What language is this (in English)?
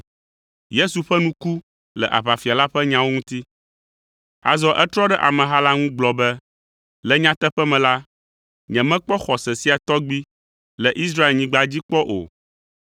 Ewe